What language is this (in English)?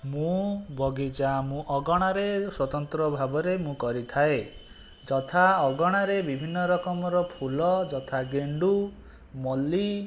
Odia